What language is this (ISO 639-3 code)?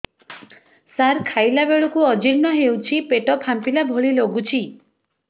ori